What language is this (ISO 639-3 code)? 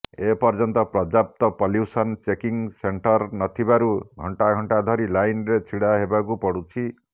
ori